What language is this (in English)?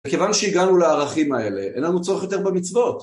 Hebrew